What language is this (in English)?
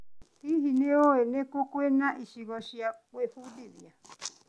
Kikuyu